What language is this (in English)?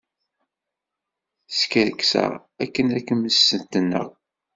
Kabyle